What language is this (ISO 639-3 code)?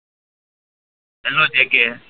guj